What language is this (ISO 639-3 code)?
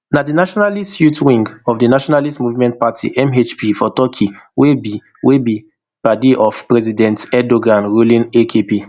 pcm